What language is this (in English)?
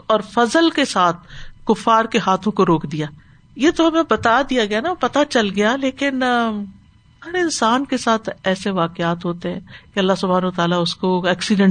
Urdu